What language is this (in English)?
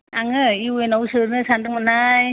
Bodo